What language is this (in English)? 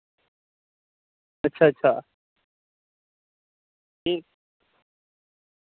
Dogri